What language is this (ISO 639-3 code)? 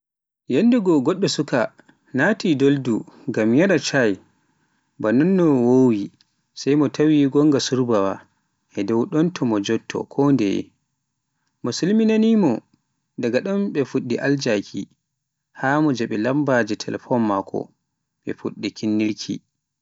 fuf